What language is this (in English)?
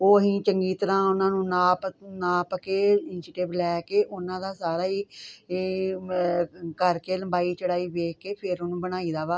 Punjabi